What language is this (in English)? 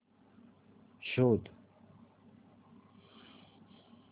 Marathi